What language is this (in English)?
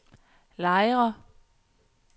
Danish